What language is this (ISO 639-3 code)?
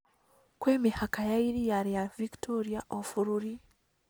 kik